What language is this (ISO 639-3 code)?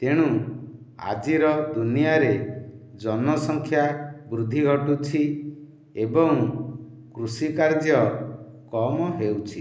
ori